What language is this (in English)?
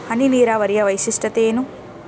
Kannada